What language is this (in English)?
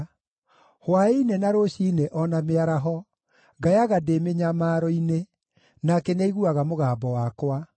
Kikuyu